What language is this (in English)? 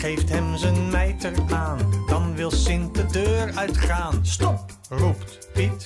Dutch